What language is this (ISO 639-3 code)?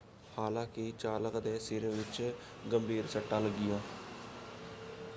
pan